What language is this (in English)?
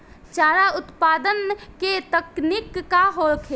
Bhojpuri